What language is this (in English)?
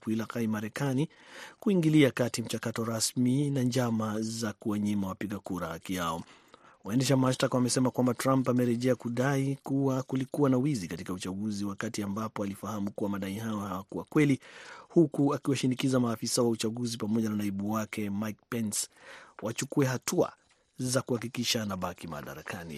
Swahili